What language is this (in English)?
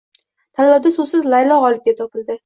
Uzbek